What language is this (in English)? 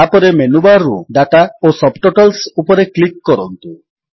Odia